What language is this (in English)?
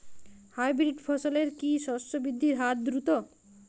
Bangla